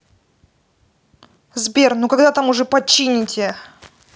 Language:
Russian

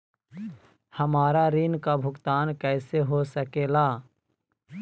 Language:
Magahi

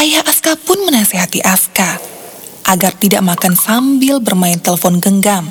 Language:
Indonesian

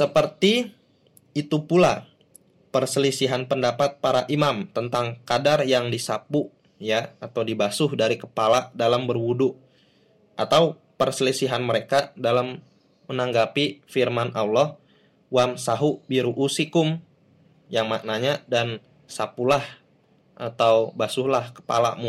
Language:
Indonesian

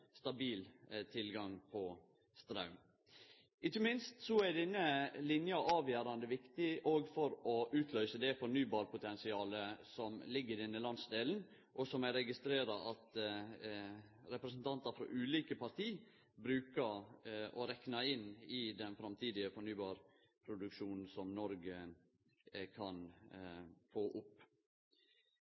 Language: Norwegian Nynorsk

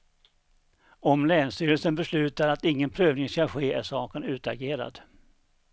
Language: Swedish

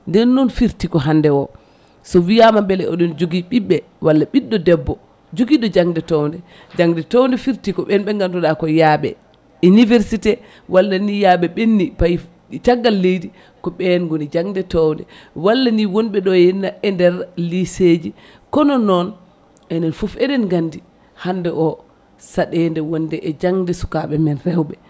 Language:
Fula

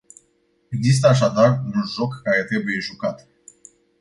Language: Romanian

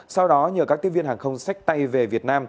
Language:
Vietnamese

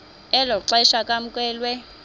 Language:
Xhosa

